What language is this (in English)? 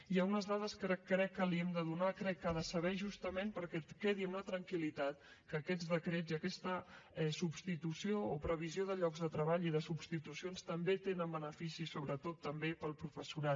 Catalan